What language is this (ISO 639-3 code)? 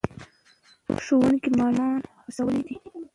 pus